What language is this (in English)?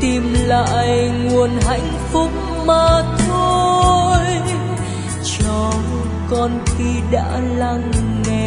Vietnamese